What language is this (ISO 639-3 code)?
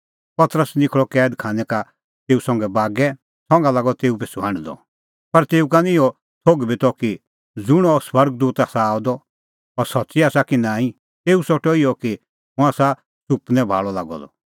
kfx